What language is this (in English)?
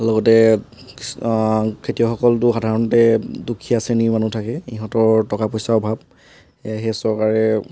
Assamese